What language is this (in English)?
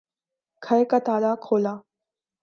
Urdu